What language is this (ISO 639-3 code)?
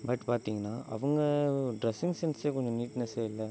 tam